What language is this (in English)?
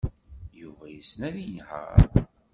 Kabyle